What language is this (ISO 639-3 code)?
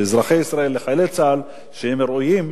heb